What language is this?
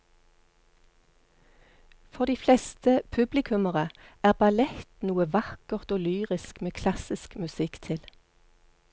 Norwegian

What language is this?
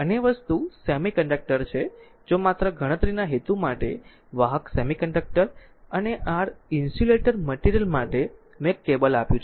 Gujarati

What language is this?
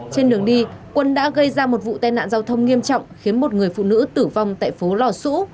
Vietnamese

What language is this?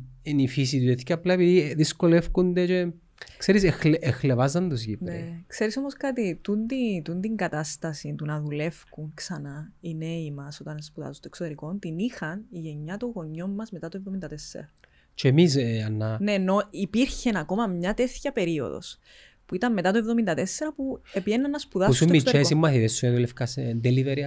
Greek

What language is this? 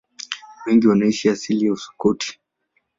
Swahili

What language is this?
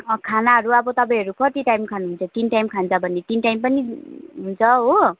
Nepali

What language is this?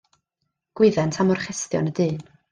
Welsh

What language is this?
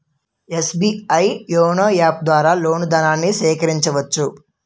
Telugu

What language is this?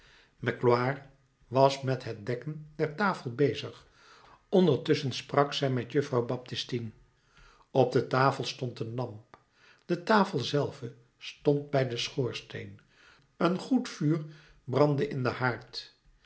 Dutch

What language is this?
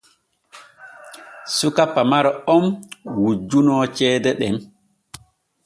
Borgu Fulfulde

